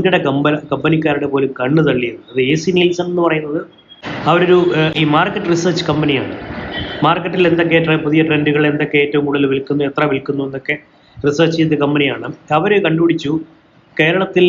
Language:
Malayalam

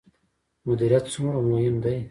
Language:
Pashto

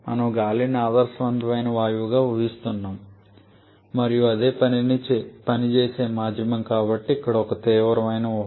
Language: Telugu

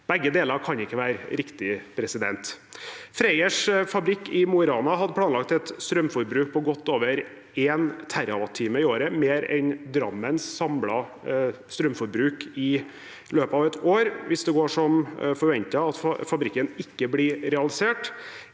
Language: Norwegian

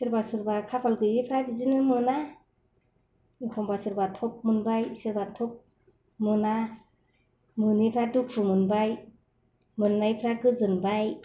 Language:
Bodo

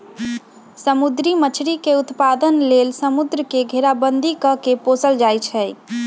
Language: Magahi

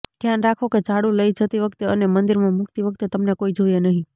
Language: Gujarati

